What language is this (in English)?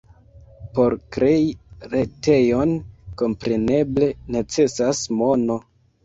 Esperanto